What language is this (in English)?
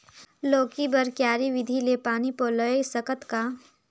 Chhattisgarhi